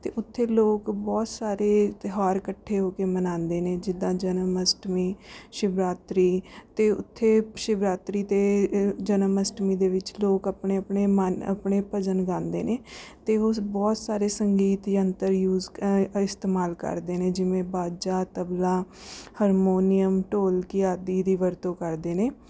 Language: Punjabi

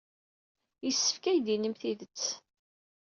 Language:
Kabyle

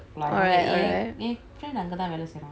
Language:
English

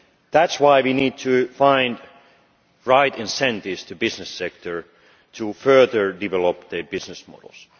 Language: English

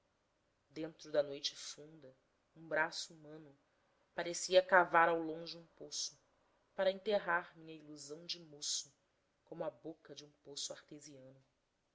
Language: Portuguese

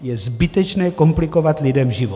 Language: Czech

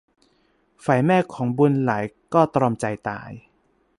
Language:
Thai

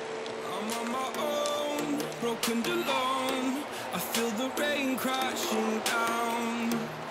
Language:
Portuguese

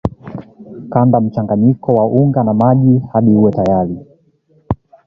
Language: Swahili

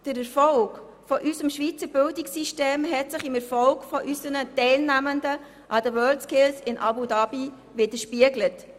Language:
Swiss German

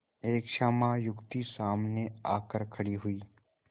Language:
Hindi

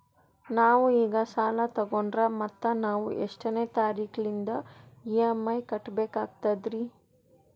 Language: Kannada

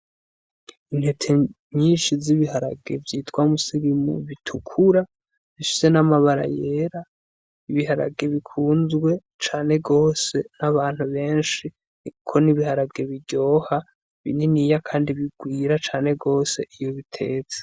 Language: Rundi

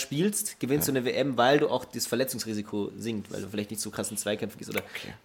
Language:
German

